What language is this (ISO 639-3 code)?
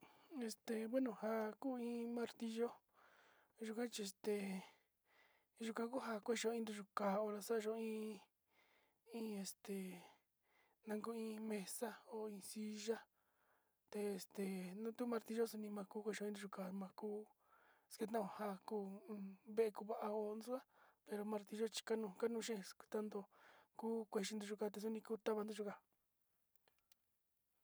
xti